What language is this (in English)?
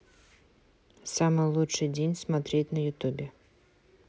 Russian